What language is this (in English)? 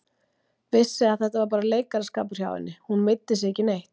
Icelandic